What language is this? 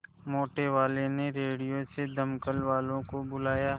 Hindi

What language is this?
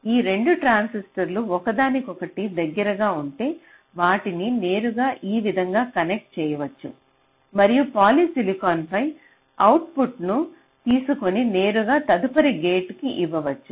Telugu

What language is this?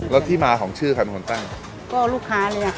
Thai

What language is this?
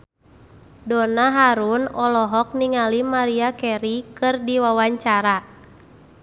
Sundanese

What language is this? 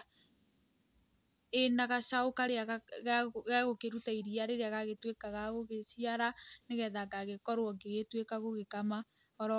Kikuyu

